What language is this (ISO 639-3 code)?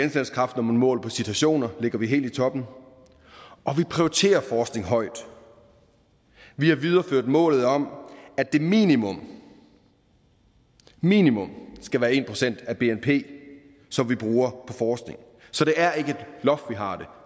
dan